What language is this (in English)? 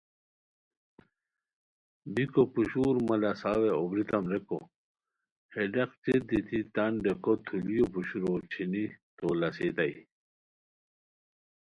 Khowar